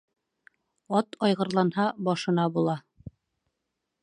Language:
Bashkir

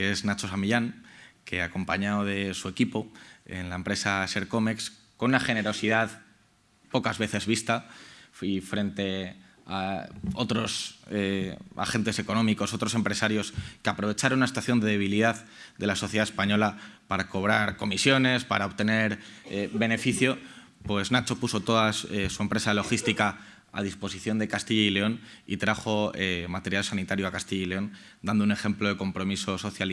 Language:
Spanish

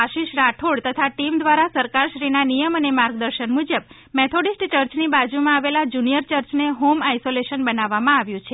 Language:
Gujarati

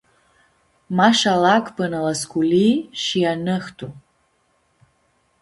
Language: Aromanian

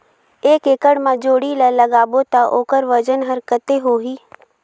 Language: Chhattisgarhi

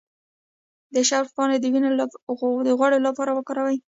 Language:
Pashto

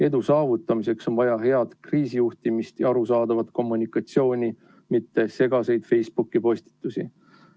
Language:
Estonian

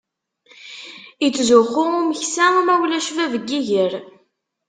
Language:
Kabyle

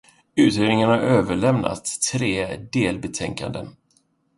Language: Swedish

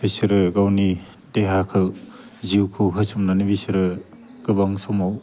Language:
Bodo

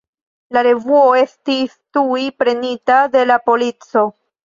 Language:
Esperanto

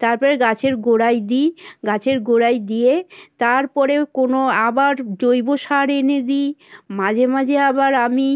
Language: Bangla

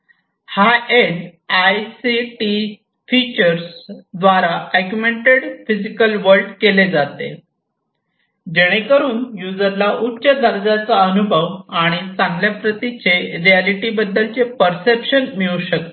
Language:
Marathi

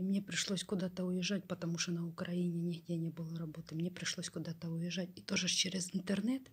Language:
Russian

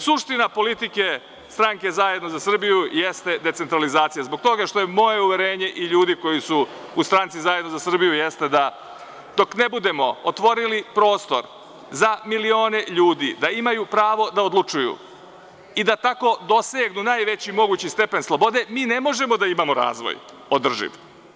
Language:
Serbian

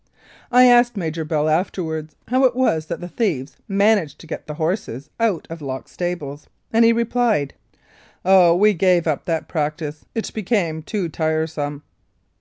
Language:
English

